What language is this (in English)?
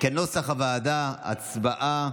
Hebrew